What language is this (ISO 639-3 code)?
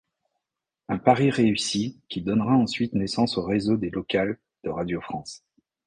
fra